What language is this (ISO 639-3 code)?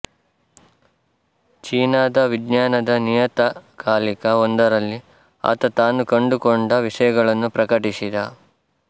kan